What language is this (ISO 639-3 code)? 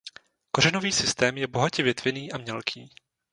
ces